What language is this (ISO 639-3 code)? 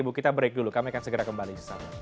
ind